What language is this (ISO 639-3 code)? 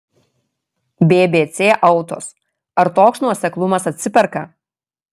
lit